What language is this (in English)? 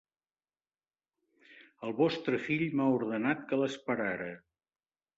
Catalan